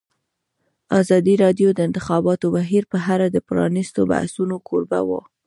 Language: Pashto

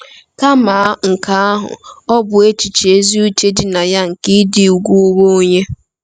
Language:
Igbo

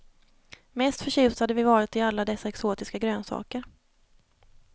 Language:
Swedish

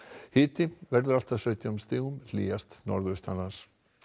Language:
Icelandic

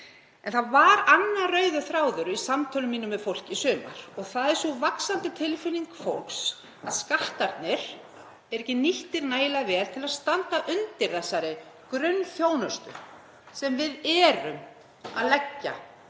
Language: Icelandic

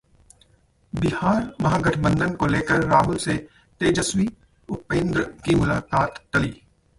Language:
Hindi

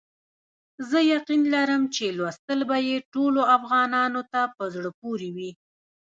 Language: Pashto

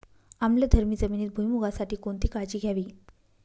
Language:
Marathi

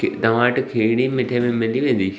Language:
Sindhi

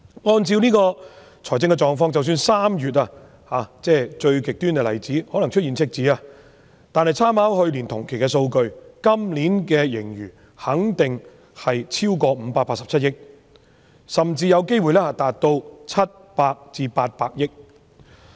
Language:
Cantonese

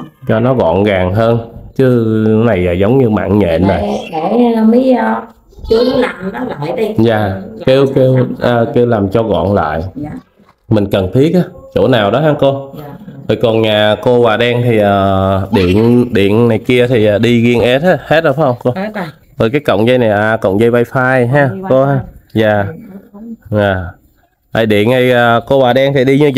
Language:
Vietnamese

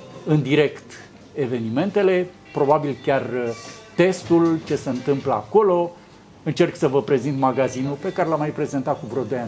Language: Romanian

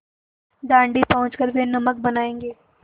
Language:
Hindi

